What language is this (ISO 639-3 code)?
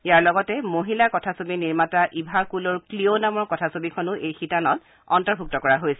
asm